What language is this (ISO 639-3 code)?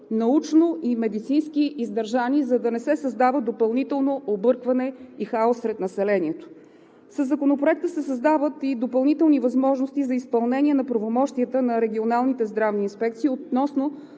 bul